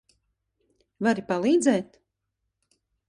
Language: Latvian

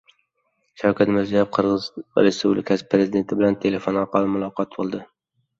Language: Uzbek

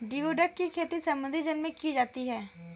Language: Hindi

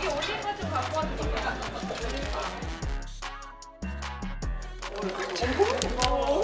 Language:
Korean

